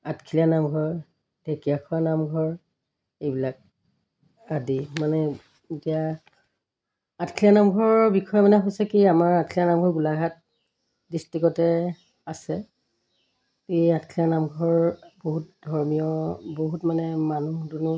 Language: Assamese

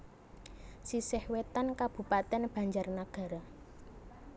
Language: Javanese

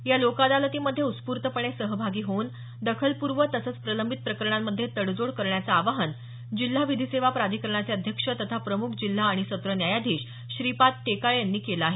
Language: Marathi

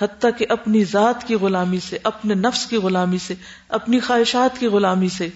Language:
Urdu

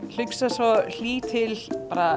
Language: Icelandic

